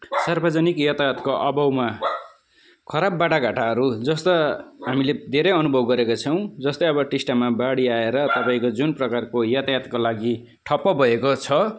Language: Nepali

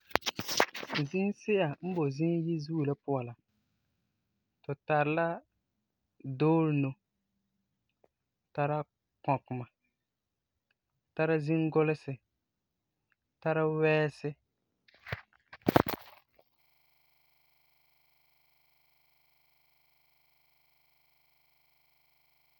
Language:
Frafra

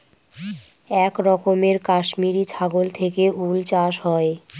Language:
Bangla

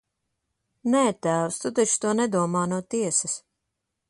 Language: Latvian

